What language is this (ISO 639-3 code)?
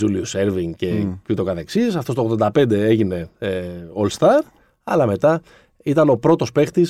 ell